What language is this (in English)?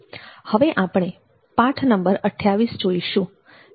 Gujarati